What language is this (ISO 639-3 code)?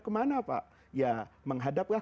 ind